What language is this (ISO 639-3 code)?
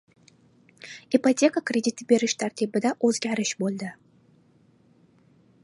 uzb